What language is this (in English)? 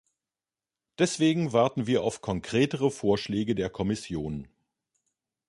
German